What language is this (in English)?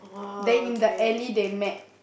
English